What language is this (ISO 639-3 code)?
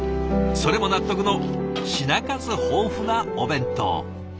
jpn